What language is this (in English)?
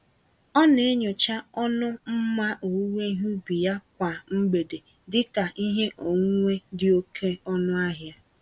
Igbo